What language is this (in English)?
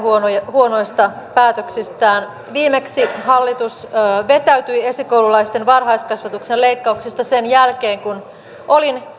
Finnish